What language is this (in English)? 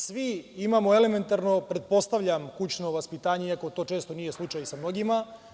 Serbian